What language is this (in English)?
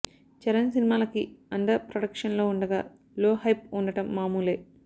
Telugu